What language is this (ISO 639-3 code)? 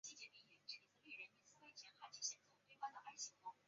zho